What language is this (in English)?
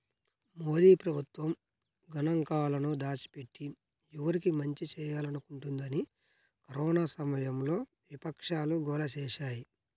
Telugu